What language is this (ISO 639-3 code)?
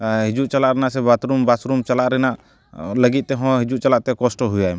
sat